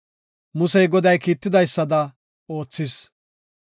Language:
Gofa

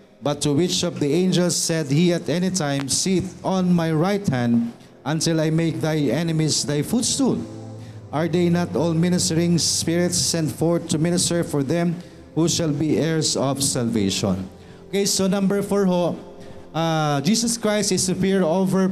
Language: Filipino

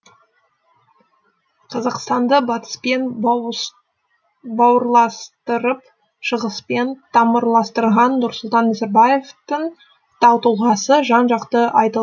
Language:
Kazakh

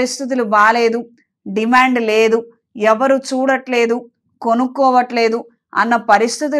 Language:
Telugu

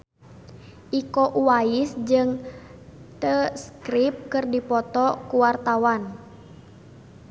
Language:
Sundanese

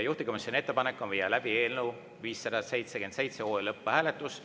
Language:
Estonian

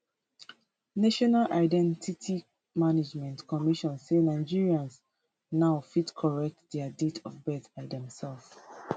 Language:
Nigerian Pidgin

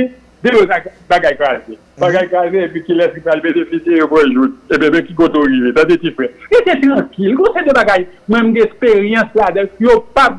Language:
French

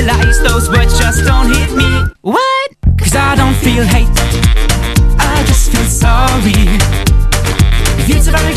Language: Ukrainian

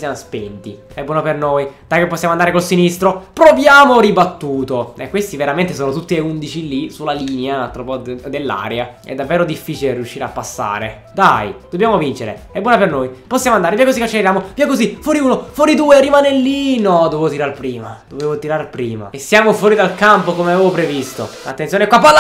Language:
Italian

